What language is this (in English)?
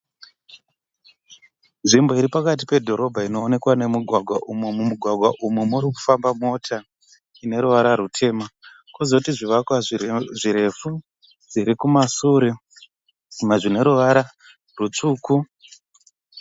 Shona